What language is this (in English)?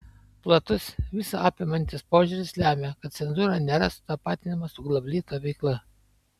Lithuanian